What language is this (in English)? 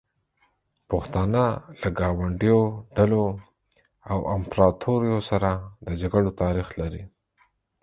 Pashto